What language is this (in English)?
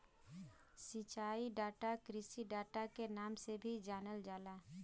Bhojpuri